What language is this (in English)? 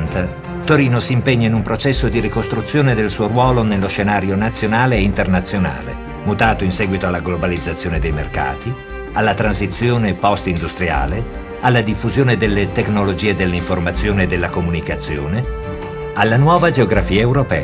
Italian